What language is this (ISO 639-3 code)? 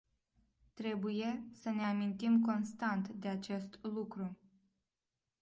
ron